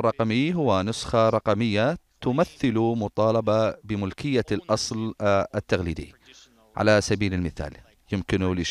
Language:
Arabic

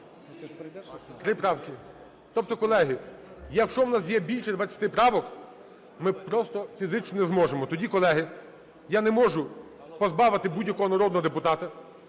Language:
Ukrainian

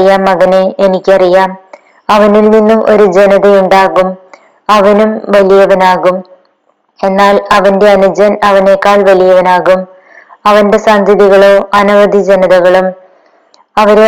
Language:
Malayalam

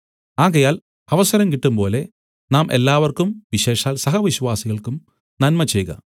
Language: Malayalam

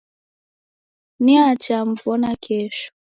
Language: Taita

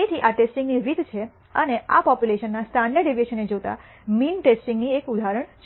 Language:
Gujarati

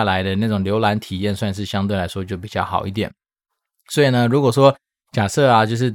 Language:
Chinese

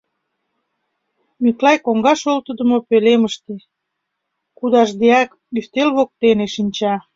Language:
Mari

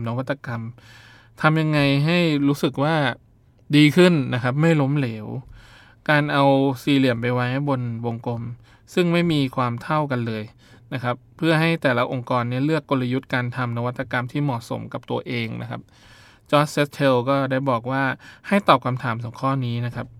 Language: Thai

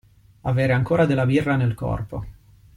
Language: Italian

